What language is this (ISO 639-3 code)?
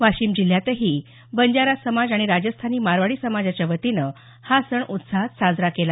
mar